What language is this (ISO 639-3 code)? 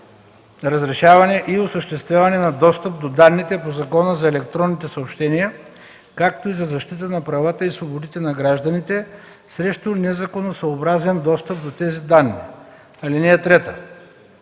bul